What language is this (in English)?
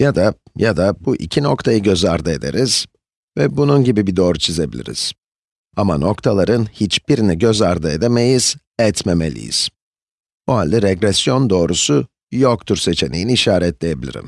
Turkish